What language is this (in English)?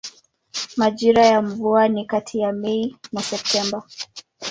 Swahili